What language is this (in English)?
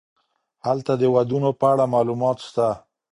Pashto